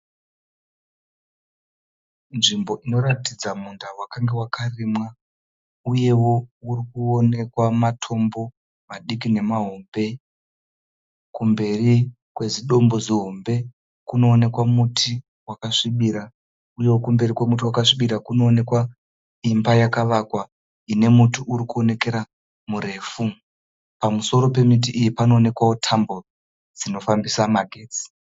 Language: Shona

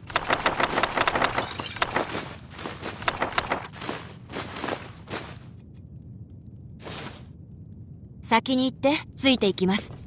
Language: Japanese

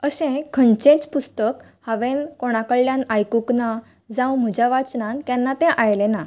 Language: Konkani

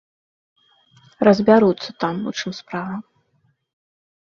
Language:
Belarusian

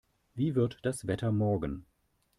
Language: German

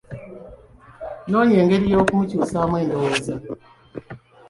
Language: Ganda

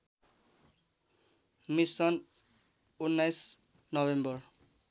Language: Nepali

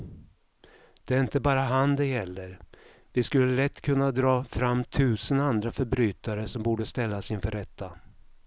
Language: Swedish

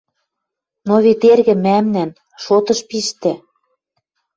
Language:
Western Mari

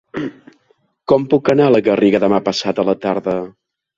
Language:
Catalan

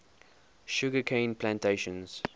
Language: English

